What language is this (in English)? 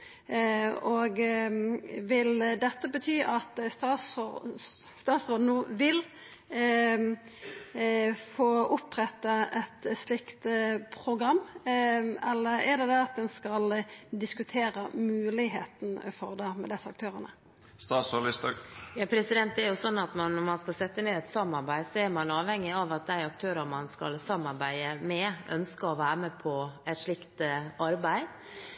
Norwegian